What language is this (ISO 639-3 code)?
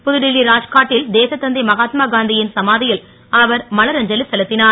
tam